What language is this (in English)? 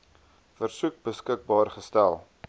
Afrikaans